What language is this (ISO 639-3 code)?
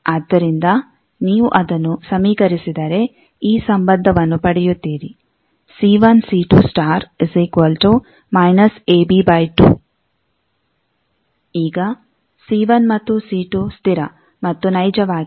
kan